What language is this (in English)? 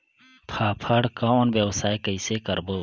Chhattisgarhi